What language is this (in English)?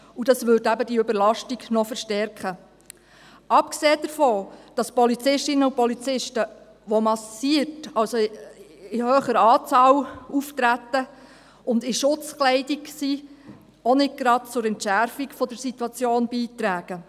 Swiss German